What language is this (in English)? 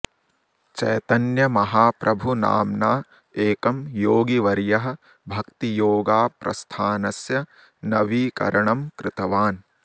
Sanskrit